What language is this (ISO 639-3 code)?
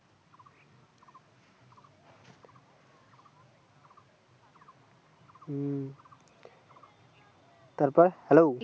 ben